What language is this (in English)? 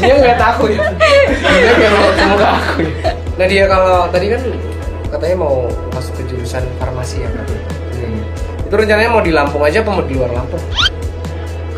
Indonesian